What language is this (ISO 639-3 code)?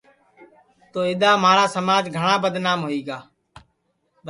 ssi